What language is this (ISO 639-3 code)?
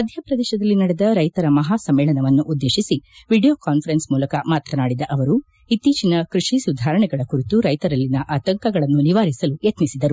kan